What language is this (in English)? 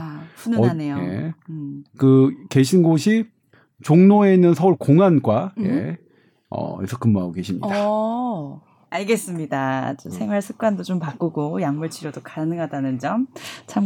Korean